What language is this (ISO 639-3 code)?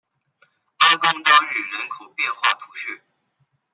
zho